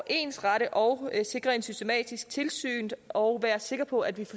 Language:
Danish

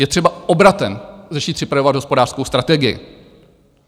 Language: Czech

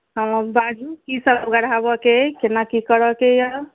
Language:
Maithili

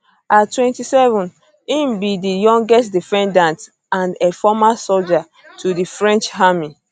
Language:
Nigerian Pidgin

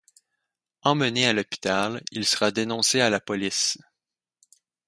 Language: French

